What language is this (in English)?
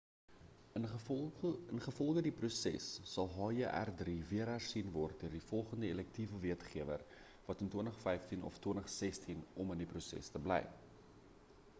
Afrikaans